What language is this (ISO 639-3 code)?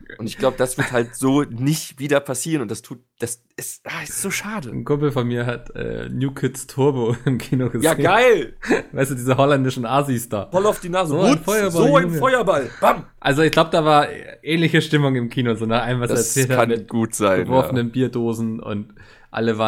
deu